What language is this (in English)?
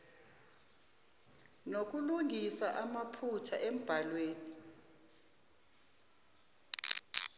Zulu